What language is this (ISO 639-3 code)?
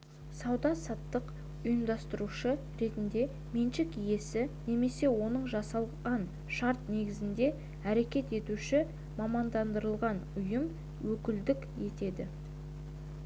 kaz